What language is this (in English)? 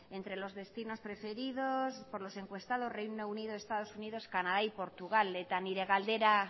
Spanish